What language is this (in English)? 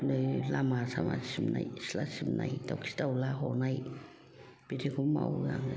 Bodo